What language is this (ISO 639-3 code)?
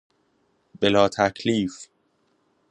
fas